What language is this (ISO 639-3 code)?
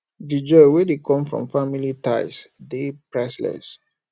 pcm